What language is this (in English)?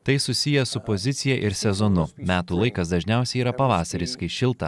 Lithuanian